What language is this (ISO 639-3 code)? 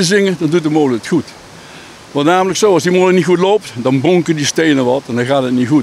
nld